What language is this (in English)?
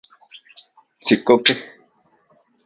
Central Puebla Nahuatl